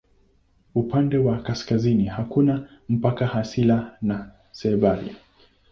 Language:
Swahili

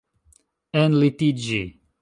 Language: Esperanto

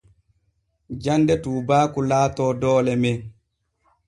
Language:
Borgu Fulfulde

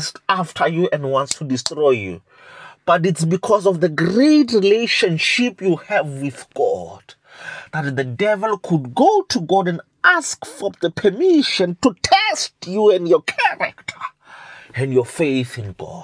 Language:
English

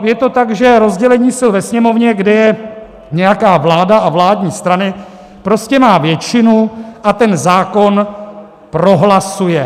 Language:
Czech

